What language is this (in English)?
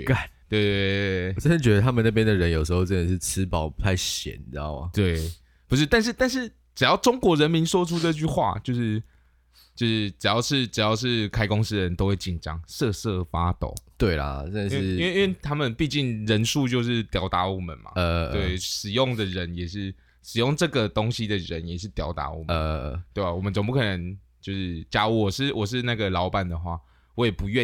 Chinese